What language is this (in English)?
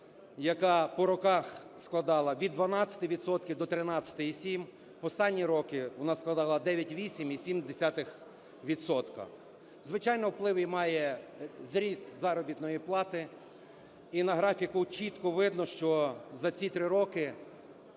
Ukrainian